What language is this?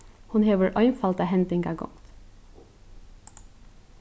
Faroese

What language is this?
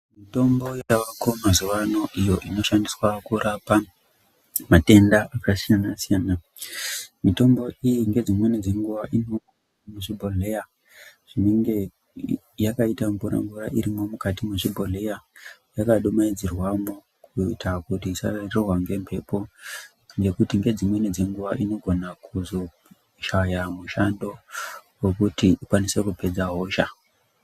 Ndau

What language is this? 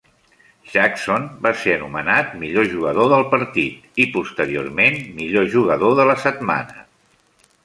Catalan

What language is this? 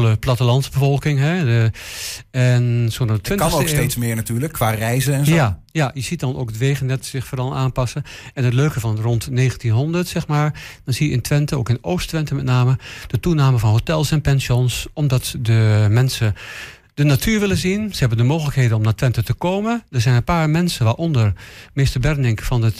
Dutch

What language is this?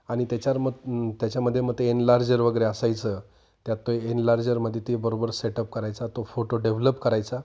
Marathi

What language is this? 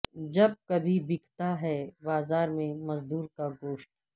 Urdu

